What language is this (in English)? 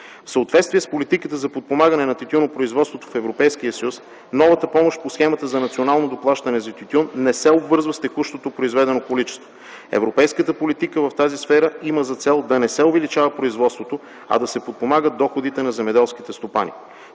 Bulgarian